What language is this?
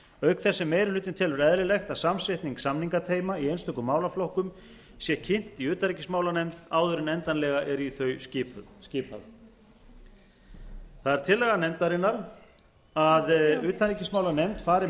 Icelandic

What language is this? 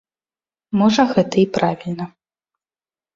Belarusian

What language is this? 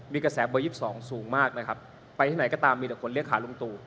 Thai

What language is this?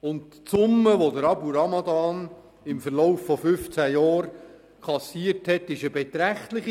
Swiss German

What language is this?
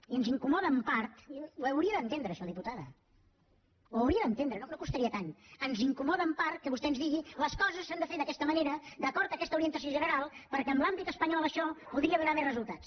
Catalan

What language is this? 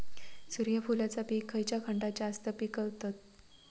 Marathi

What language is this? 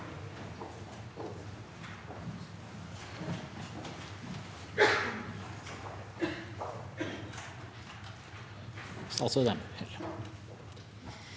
Norwegian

